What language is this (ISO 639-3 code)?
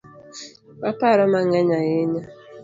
luo